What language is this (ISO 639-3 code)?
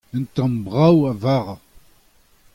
bre